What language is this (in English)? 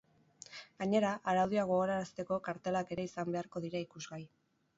Basque